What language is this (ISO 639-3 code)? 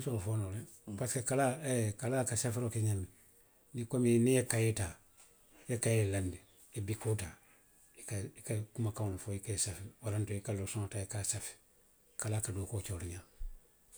mlq